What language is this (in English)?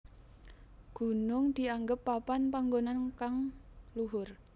Javanese